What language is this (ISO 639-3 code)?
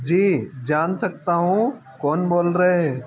hin